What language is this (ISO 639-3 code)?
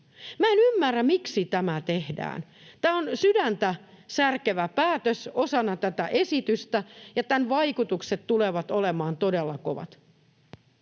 fin